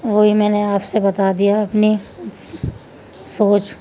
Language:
Urdu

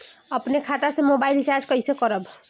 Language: Bhojpuri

